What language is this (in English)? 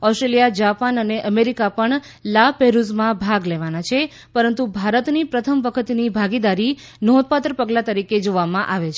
Gujarati